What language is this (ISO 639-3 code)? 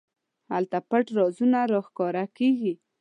pus